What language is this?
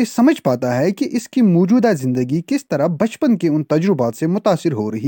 Urdu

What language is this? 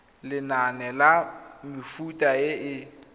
Tswana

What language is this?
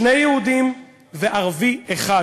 Hebrew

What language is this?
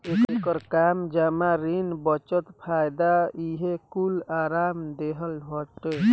Bhojpuri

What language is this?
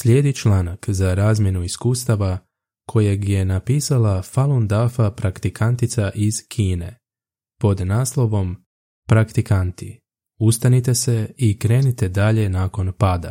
Croatian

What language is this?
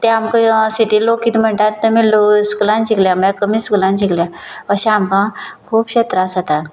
Konkani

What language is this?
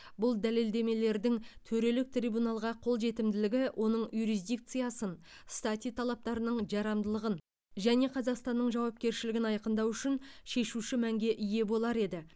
Kazakh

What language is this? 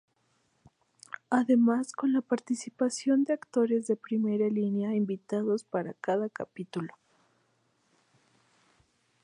Spanish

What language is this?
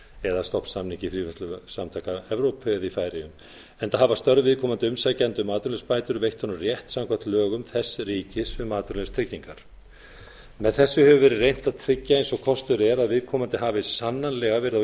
Icelandic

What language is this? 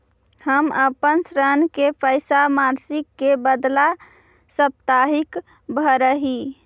Magahi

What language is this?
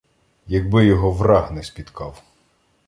Ukrainian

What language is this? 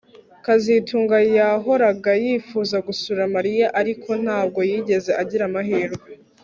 Kinyarwanda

